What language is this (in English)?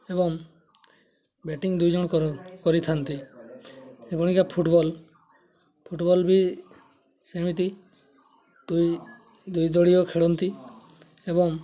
Odia